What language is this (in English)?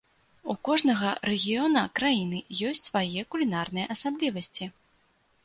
Belarusian